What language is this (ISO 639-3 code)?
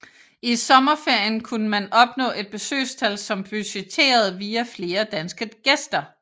dan